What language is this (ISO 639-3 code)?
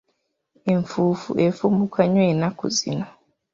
lug